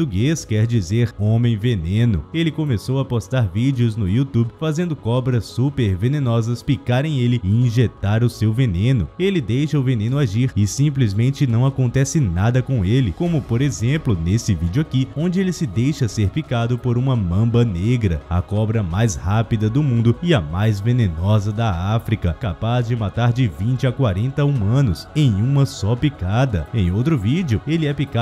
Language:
Portuguese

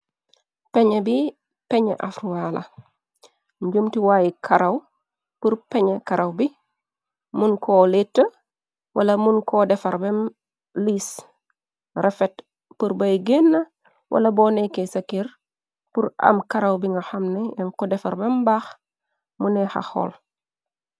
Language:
Wolof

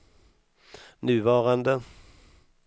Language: Swedish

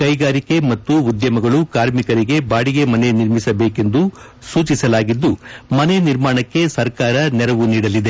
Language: Kannada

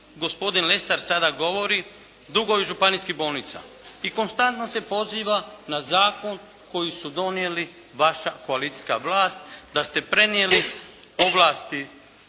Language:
Croatian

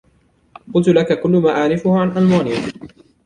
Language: Arabic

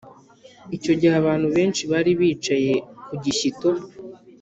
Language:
Kinyarwanda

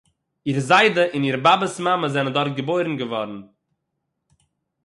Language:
Yiddish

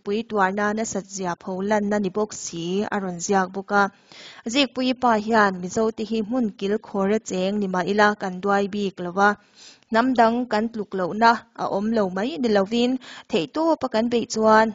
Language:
Thai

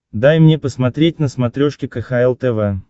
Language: Russian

